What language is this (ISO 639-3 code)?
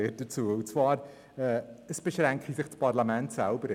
gsw